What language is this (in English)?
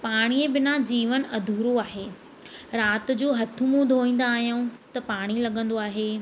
Sindhi